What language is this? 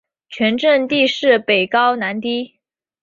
Chinese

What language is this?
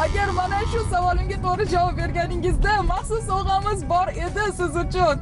Turkish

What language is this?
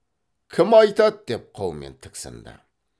Kazakh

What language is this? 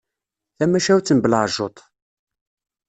Kabyle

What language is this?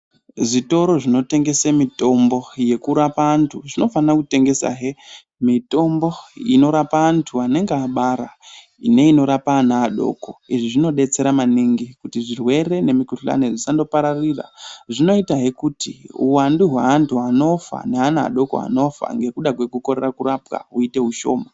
Ndau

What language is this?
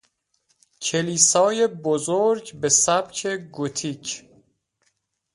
Persian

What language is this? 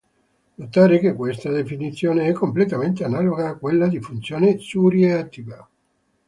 Italian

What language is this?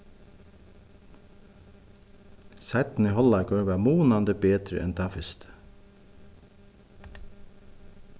Faroese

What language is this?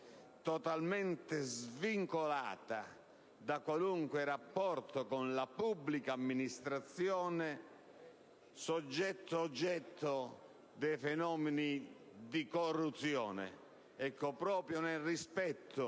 Italian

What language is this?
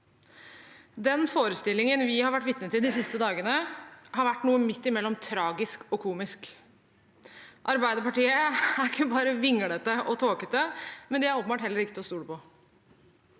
Norwegian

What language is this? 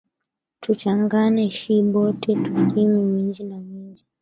Swahili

